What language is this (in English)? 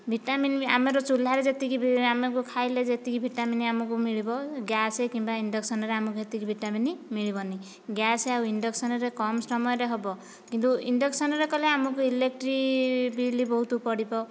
Odia